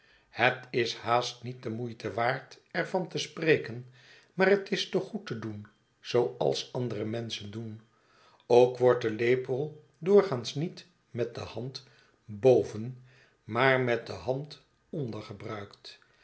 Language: Dutch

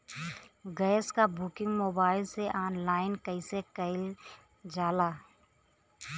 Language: Bhojpuri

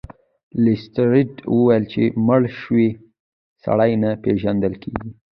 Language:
Pashto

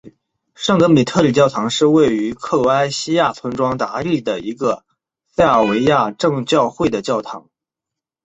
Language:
Chinese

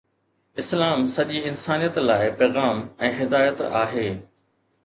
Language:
Sindhi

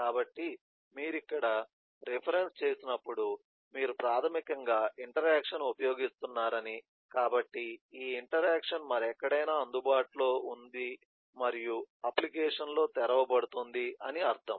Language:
Telugu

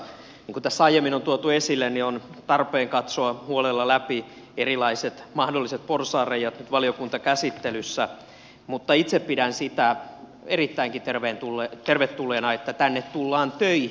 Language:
Finnish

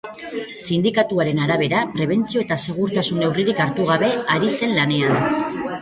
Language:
Basque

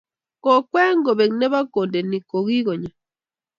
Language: Kalenjin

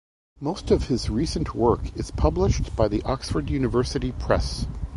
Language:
English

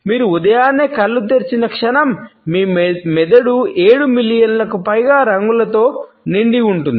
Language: Telugu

